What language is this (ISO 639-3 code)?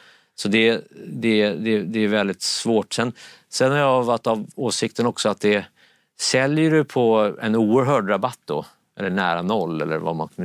swe